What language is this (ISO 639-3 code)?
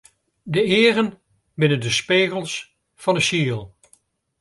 fry